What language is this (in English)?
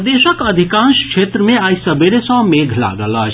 Maithili